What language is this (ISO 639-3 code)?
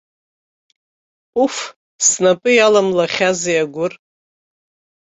abk